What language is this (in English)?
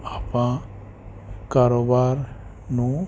Punjabi